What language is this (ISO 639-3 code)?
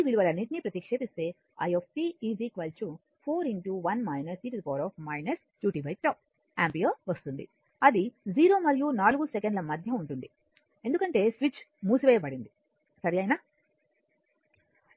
tel